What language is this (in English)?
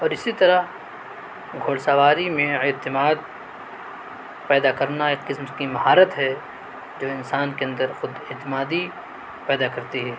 Urdu